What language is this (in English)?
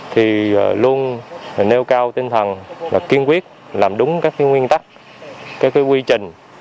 Vietnamese